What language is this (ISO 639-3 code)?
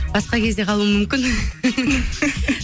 kaz